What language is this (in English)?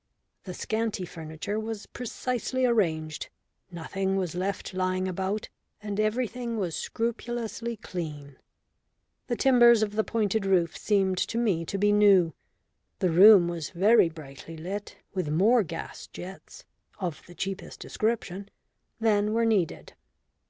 English